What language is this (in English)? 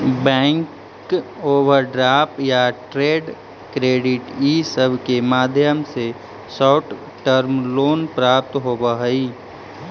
Magahi